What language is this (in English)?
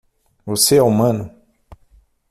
Portuguese